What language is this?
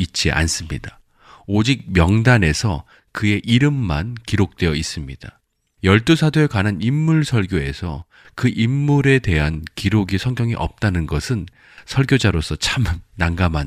Korean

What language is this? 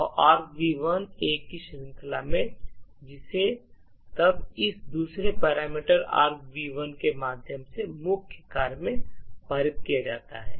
Hindi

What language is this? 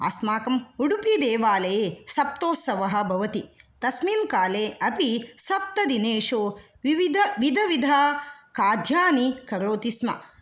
Sanskrit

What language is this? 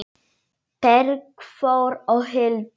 Icelandic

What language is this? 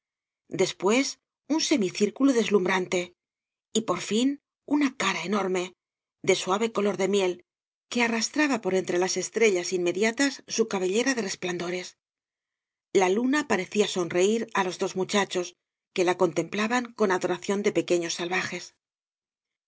Spanish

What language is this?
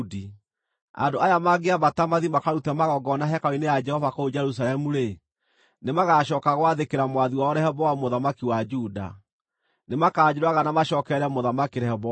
Kikuyu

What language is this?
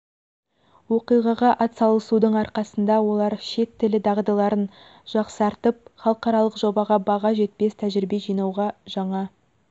Kazakh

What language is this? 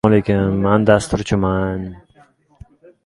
Uzbek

